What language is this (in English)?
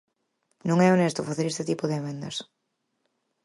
Galician